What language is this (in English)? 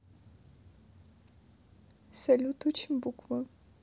Russian